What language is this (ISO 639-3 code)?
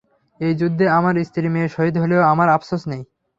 ben